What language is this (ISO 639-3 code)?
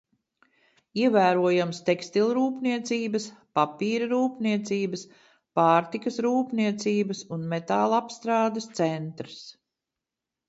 lav